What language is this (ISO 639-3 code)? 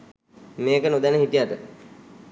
sin